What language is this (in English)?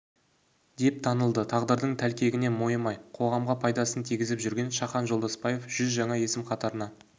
Kazakh